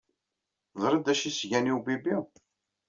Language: Kabyle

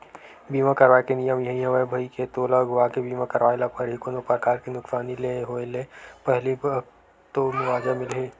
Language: Chhattisgarhi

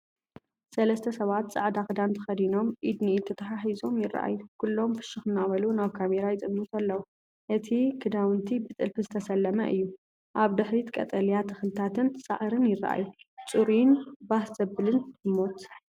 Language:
Tigrinya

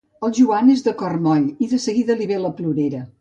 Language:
Catalan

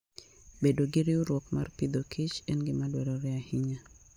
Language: Luo (Kenya and Tanzania)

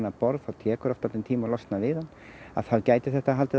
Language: Icelandic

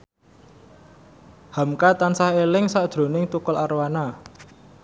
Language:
Javanese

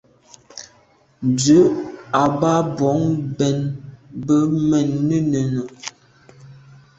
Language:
Medumba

